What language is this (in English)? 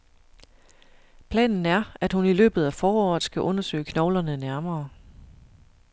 Danish